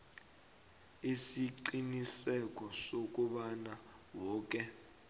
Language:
South Ndebele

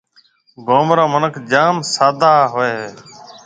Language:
Marwari (Pakistan)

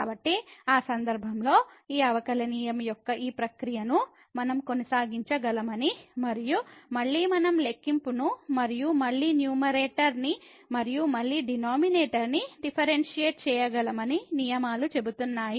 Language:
Telugu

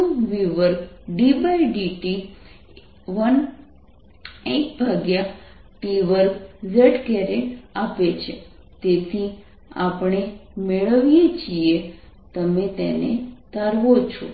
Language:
Gujarati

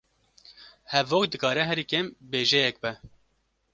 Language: Kurdish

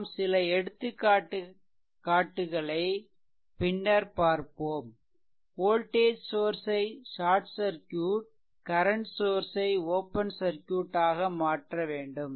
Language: Tamil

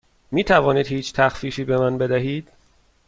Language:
Persian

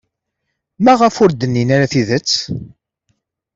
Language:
Kabyle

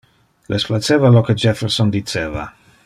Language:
Interlingua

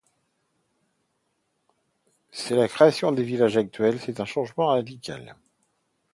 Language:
French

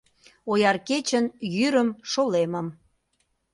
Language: Mari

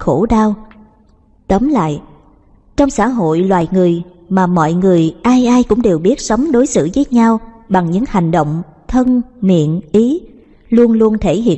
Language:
Vietnamese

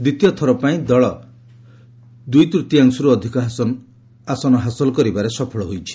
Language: Odia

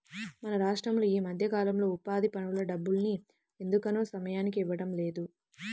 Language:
Telugu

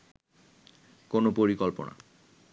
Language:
Bangla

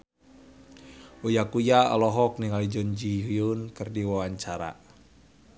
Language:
Sundanese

